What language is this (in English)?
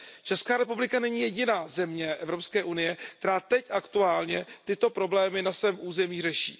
Czech